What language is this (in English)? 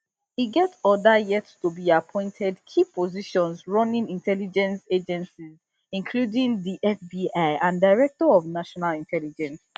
Nigerian Pidgin